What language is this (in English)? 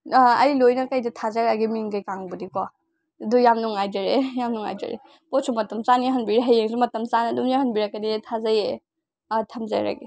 Manipuri